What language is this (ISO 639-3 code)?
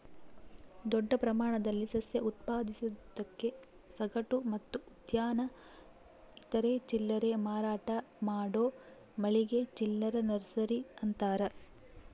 kan